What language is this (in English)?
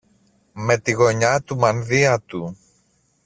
Greek